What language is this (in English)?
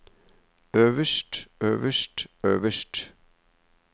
Norwegian